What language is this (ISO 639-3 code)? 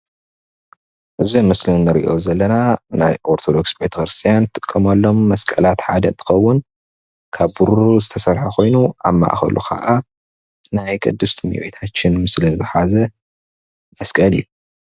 tir